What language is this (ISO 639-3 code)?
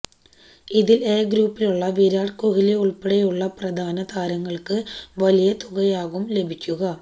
mal